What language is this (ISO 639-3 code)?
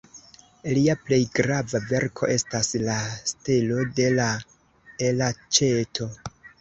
epo